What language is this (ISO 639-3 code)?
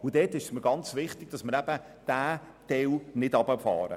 gsw